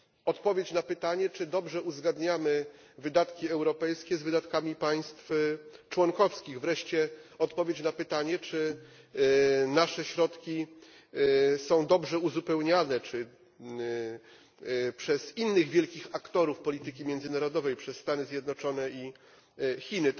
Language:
Polish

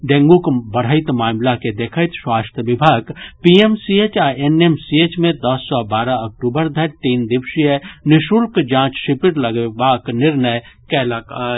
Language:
Maithili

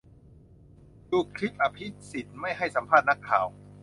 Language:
Thai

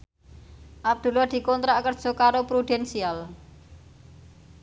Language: Javanese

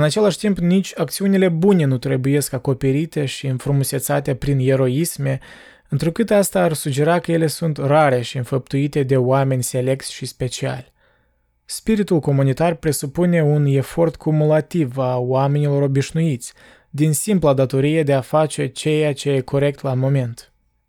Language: Romanian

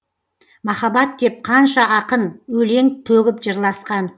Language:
Kazakh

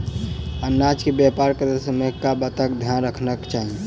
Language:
Maithili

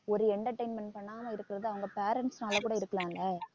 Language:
Tamil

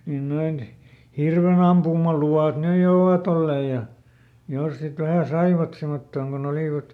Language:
Finnish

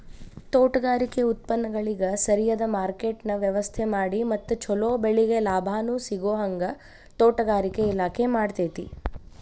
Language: Kannada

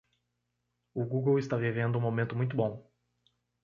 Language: Portuguese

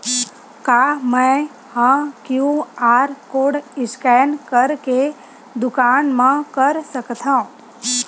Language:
Chhattisgarhi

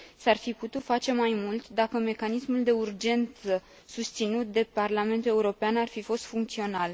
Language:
Romanian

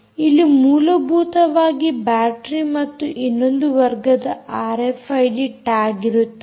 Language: Kannada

